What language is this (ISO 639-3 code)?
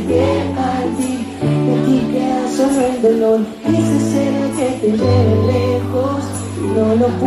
spa